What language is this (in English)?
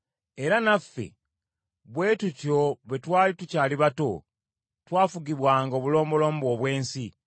Ganda